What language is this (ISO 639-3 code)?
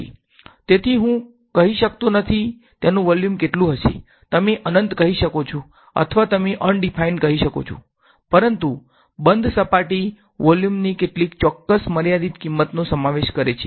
guj